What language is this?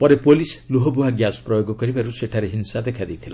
Odia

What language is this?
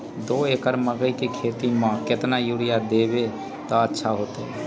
Magahi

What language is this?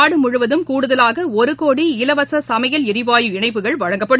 Tamil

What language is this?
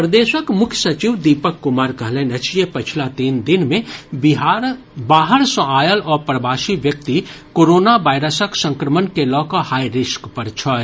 Maithili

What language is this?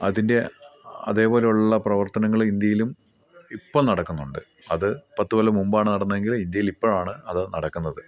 Malayalam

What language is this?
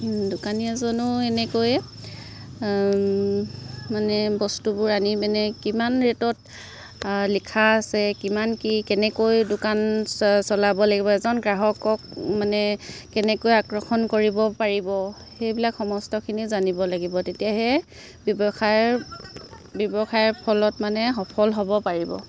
Assamese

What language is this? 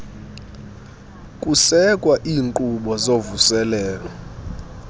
Xhosa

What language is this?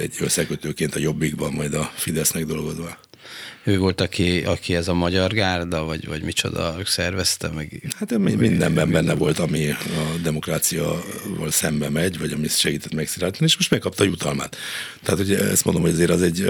Hungarian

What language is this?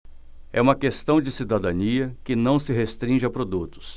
Portuguese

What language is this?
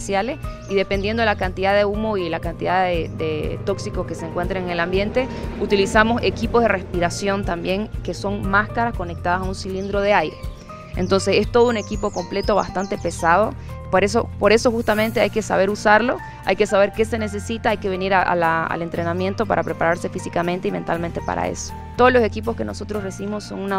Spanish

